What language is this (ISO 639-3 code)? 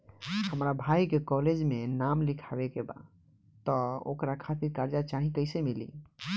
bho